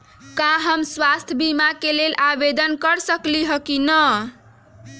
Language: Magahi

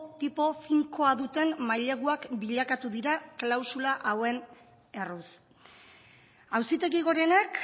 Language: Basque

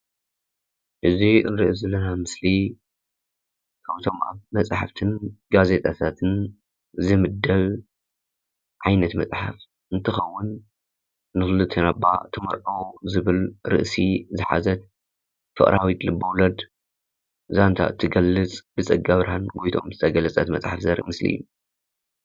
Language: Tigrinya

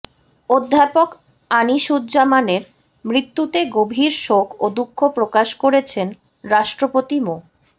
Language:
Bangla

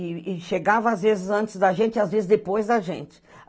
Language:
Portuguese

